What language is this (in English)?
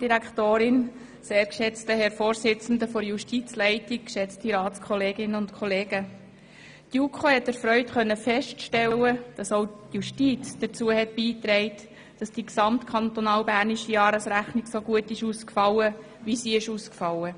Swiss German